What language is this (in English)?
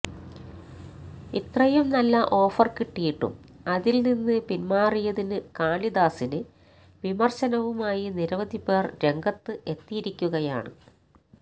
Malayalam